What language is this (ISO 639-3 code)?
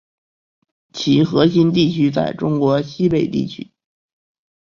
zho